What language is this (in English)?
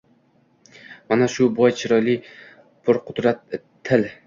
Uzbek